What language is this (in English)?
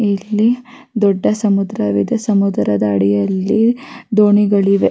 Kannada